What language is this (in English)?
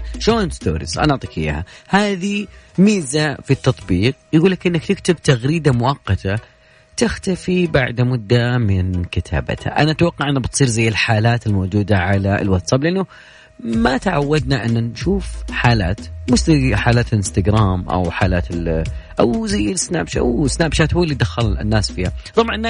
Arabic